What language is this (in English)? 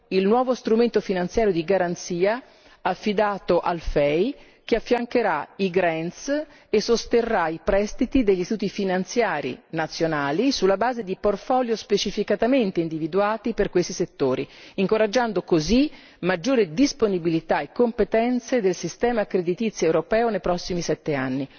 Italian